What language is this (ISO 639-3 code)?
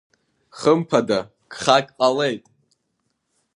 abk